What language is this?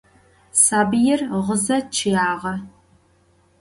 Adyghe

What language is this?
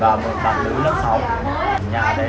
Vietnamese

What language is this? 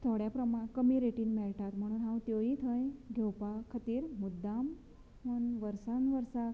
Konkani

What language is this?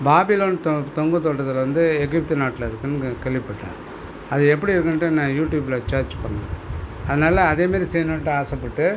Tamil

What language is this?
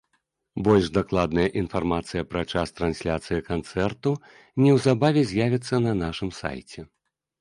Belarusian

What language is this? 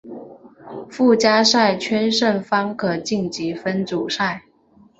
Chinese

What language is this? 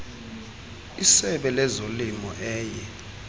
Xhosa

